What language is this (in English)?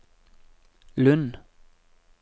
Norwegian